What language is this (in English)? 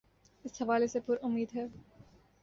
Urdu